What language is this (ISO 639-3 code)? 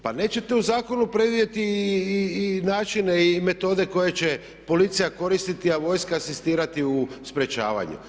hrv